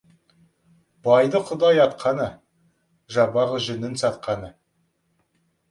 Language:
Kazakh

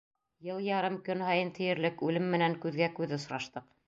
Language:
Bashkir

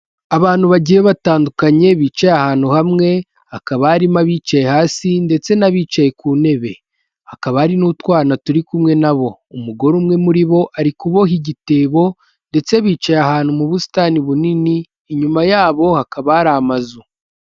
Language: Kinyarwanda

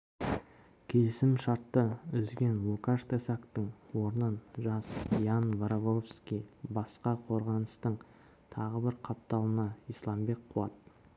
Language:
Kazakh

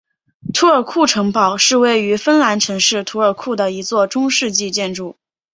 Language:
Chinese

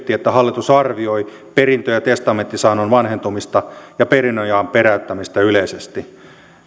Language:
Finnish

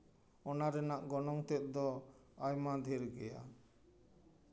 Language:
Santali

